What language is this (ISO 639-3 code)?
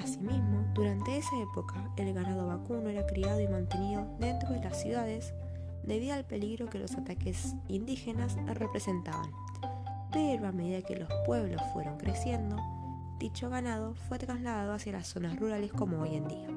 spa